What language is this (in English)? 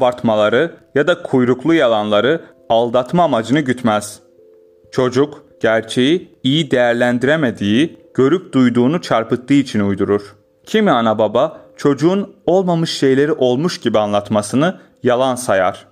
Turkish